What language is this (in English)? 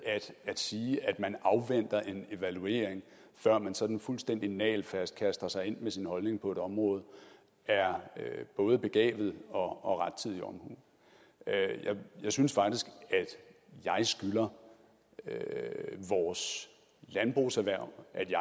Danish